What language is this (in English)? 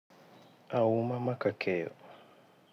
Luo (Kenya and Tanzania)